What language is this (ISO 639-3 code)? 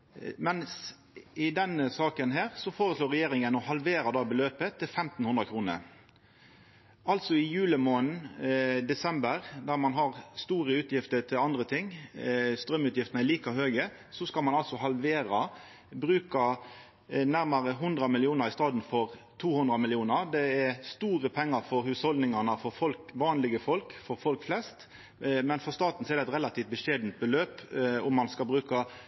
nno